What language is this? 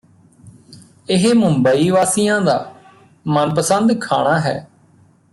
Punjabi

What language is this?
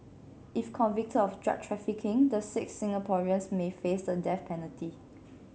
English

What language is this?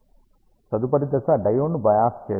Telugu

